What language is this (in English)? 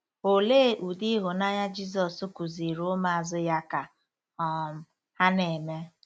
Igbo